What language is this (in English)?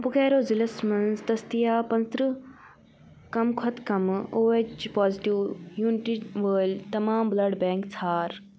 Kashmiri